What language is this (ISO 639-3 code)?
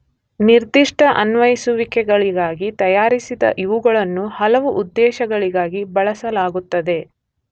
kan